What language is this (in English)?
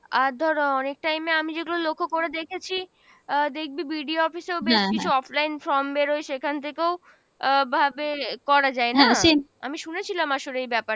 Bangla